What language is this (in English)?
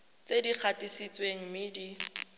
Tswana